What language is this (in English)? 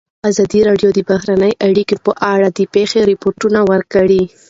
Pashto